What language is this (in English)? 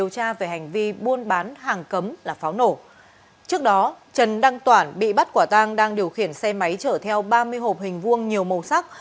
Vietnamese